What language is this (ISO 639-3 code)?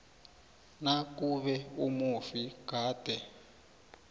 nbl